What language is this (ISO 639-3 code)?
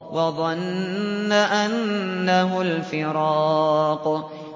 ara